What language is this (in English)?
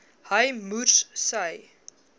Afrikaans